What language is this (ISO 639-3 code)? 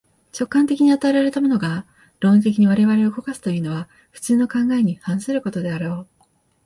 jpn